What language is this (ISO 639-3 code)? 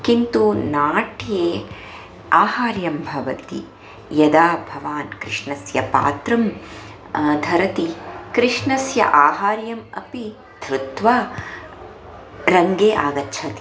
san